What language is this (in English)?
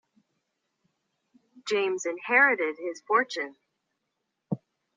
English